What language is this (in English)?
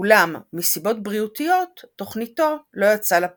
Hebrew